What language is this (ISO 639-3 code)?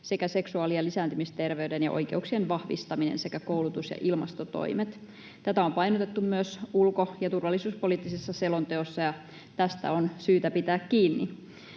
fin